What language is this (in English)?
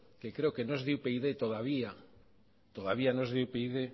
Spanish